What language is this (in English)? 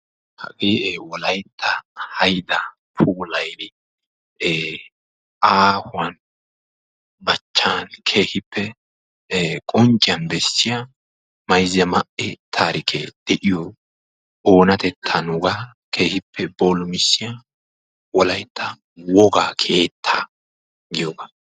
Wolaytta